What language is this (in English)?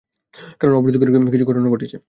Bangla